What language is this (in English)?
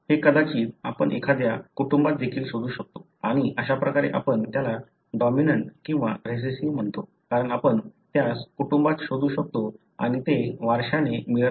Marathi